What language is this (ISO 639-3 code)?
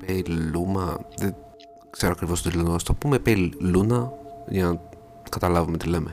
ell